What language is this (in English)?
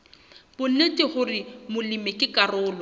Southern Sotho